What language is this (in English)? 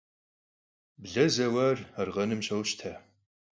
Kabardian